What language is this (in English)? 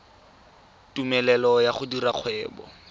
Tswana